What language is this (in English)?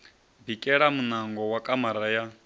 Venda